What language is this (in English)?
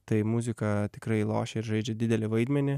Lithuanian